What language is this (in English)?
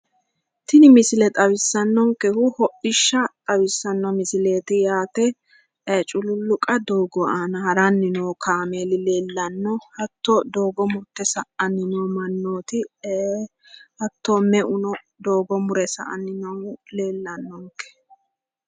Sidamo